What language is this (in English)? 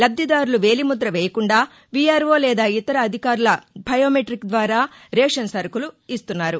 Telugu